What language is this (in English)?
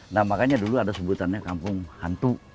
Indonesian